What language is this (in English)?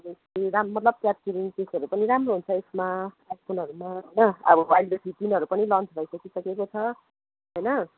Nepali